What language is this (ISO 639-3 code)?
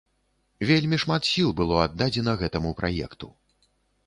bel